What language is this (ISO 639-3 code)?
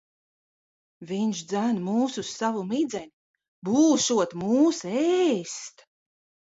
lav